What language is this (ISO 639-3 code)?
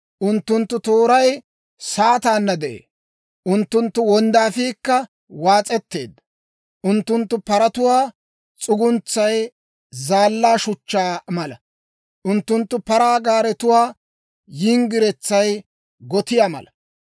dwr